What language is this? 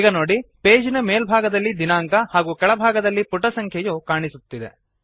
Kannada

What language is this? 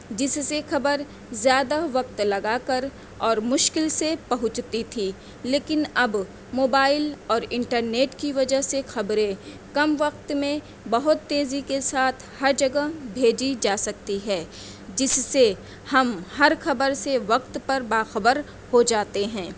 Urdu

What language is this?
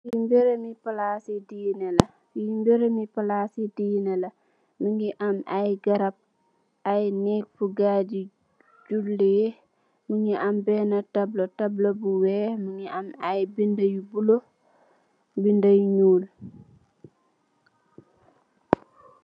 Wolof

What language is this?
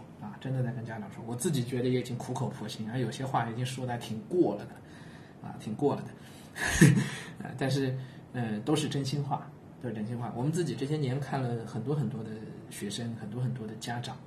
Chinese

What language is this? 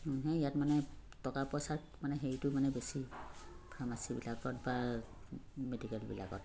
Assamese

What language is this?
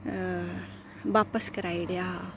Dogri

